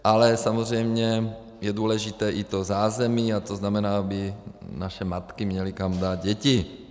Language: Czech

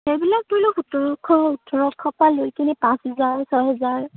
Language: Assamese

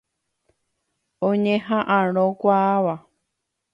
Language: Guarani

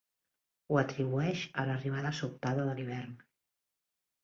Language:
Catalan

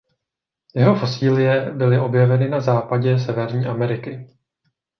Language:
Czech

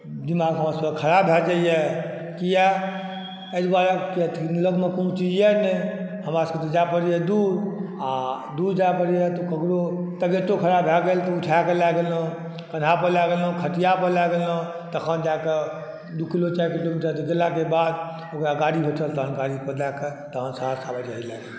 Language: Maithili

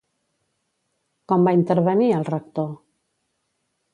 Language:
Catalan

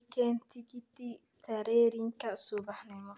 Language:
Somali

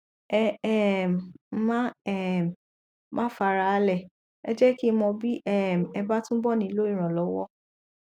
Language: Yoruba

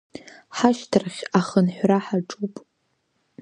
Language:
Abkhazian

